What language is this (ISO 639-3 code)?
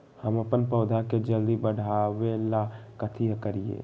mag